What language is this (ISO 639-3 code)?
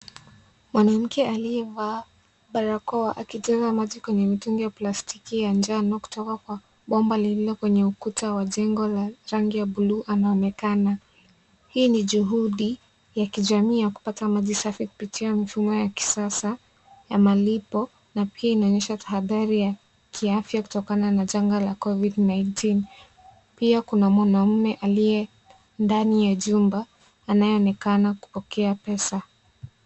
swa